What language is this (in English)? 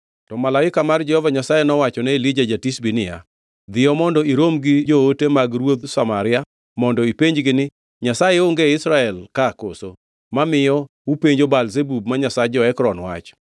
Luo (Kenya and Tanzania)